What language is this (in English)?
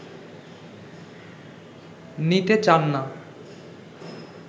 Bangla